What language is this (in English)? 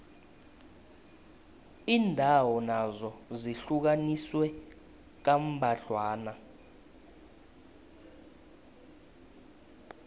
South Ndebele